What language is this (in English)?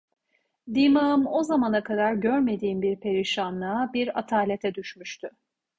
Turkish